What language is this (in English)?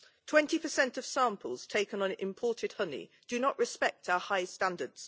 English